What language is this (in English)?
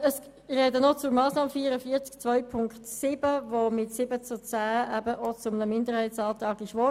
Swiss German